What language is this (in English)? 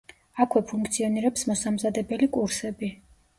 Georgian